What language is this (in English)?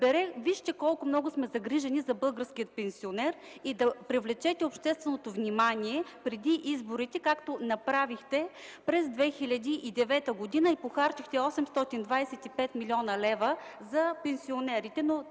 Bulgarian